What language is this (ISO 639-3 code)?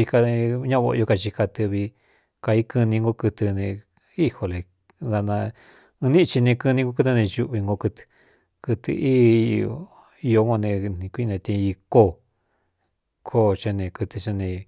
xtu